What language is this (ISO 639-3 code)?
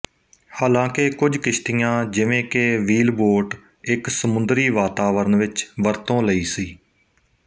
pan